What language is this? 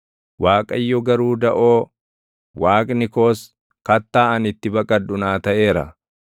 Oromo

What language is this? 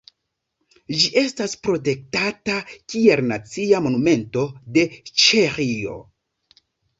Esperanto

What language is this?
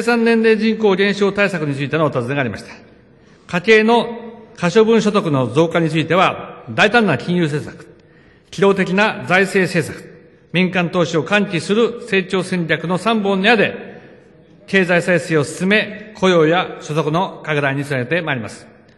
Japanese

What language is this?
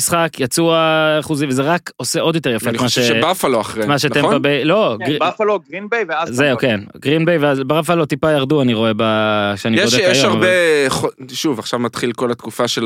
Hebrew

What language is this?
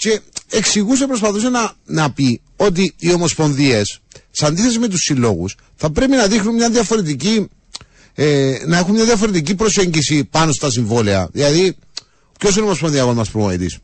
Greek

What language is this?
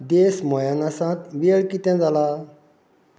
Konkani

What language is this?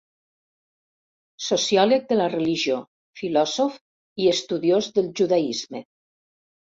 Catalan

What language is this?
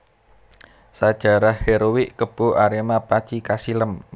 Javanese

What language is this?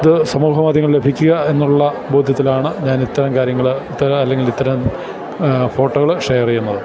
Malayalam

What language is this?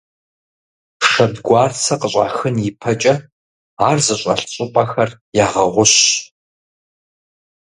Kabardian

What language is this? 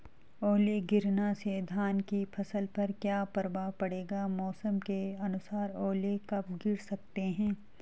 Hindi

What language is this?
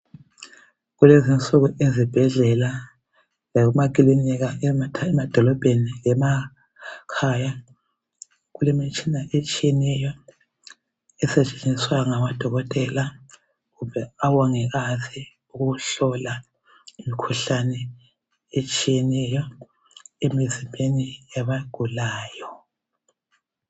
North Ndebele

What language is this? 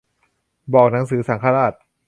Thai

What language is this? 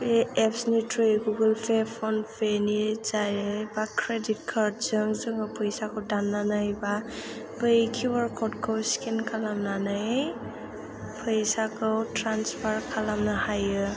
Bodo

